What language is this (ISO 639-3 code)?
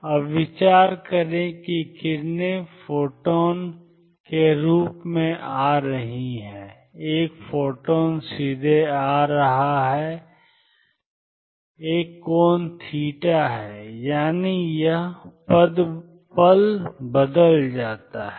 hin